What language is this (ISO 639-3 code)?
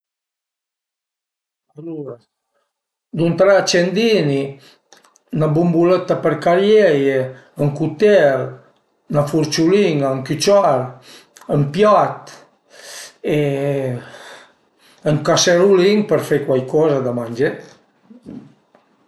pms